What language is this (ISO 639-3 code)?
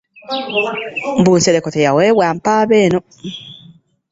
lug